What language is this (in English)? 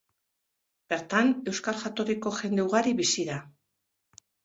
Basque